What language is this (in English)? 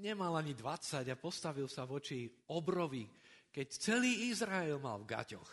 Slovak